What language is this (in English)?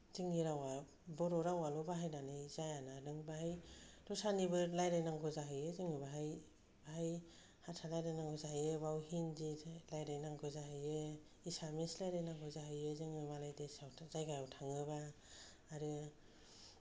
Bodo